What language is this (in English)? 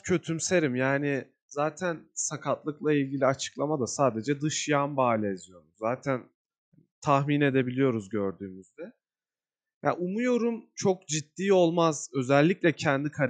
Turkish